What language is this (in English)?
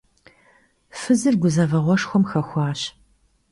Kabardian